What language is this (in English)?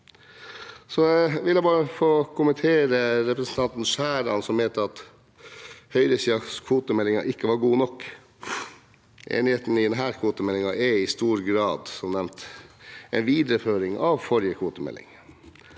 Norwegian